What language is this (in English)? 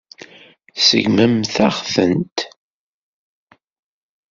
Kabyle